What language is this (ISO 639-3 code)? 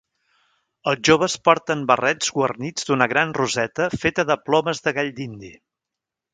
cat